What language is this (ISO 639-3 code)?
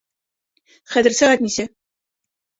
bak